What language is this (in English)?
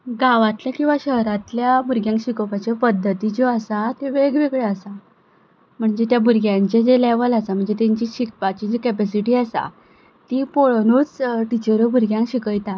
Konkani